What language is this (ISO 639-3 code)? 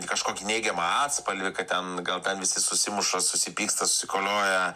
lit